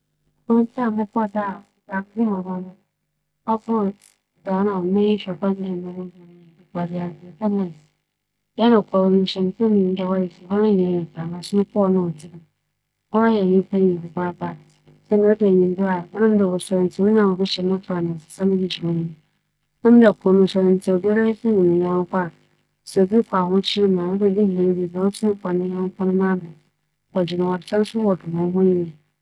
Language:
Akan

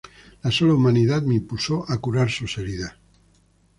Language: Spanish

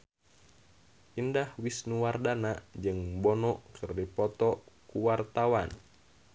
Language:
Sundanese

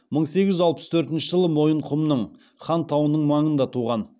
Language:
Kazakh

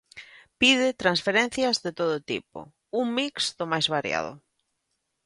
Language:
Galician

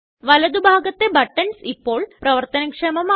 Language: Malayalam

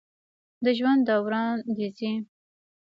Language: Pashto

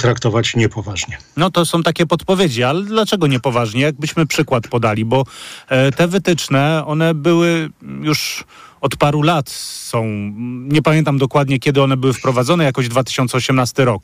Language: Polish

